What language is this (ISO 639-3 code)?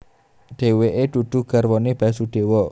jav